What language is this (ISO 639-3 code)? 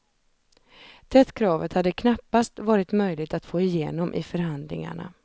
swe